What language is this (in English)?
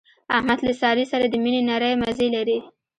Pashto